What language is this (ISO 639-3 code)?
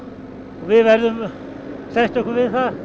isl